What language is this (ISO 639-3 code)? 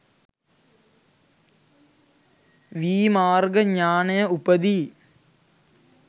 sin